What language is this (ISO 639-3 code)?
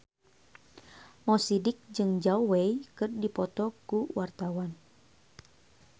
sun